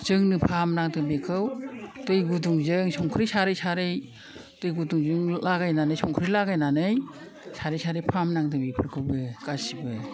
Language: Bodo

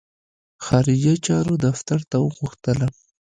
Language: Pashto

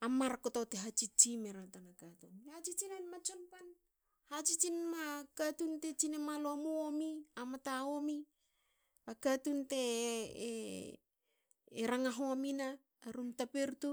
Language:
Hakö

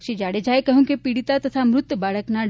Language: Gujarati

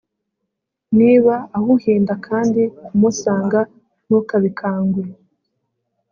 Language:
Kinyarwanda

